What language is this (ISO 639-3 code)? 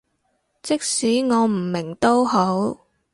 yue